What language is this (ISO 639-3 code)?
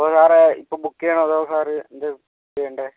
mal